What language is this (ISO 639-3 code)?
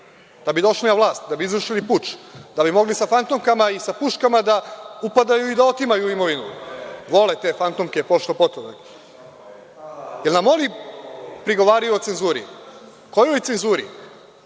srp